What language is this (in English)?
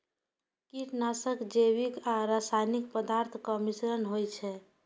Maithili